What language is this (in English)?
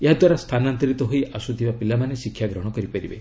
Odia